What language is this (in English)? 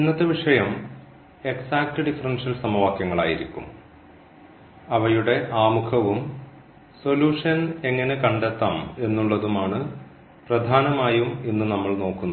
Malayalam